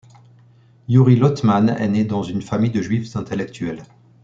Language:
French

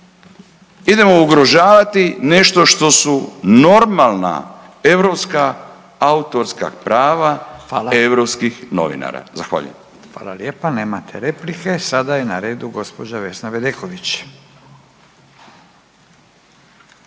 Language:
Croatian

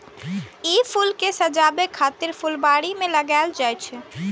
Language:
Maithili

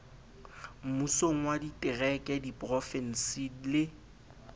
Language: Southern Sotho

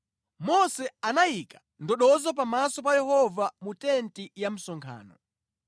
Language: Nyanja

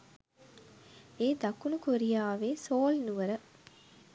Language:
Sinhala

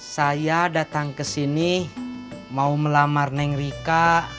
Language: Indonesian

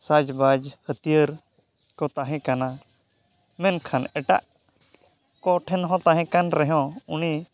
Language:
Santali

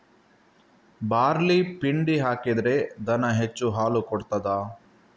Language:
Kannada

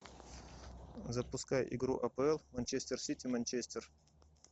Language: Russian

